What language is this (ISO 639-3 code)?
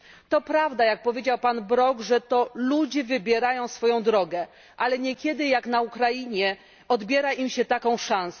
pol